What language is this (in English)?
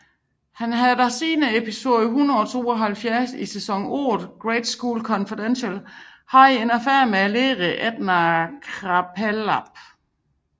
Danish